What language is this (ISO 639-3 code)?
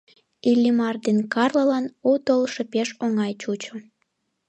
chm